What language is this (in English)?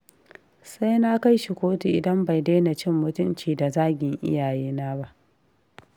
Hausa